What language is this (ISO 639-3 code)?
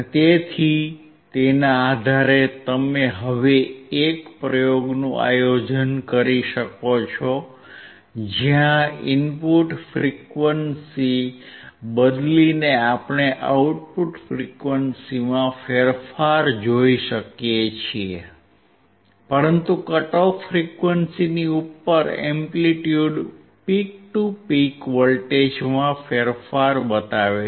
guj